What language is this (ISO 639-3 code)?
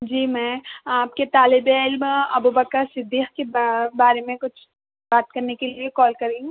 urd